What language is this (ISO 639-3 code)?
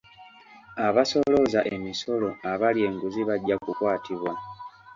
lug